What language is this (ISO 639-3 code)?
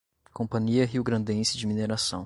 por